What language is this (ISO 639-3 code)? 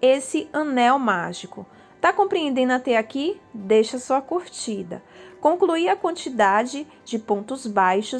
por